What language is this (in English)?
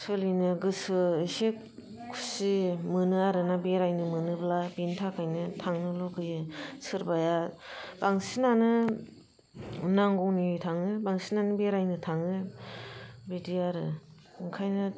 Bodo